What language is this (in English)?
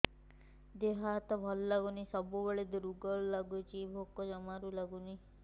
Odia